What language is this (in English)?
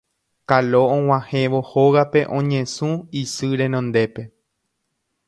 Guarani